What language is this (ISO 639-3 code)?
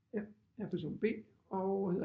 dan